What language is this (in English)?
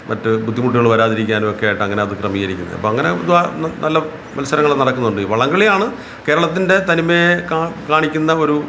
Malayalam